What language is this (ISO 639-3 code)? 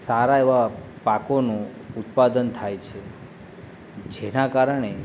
guj